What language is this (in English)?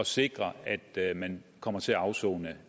Danish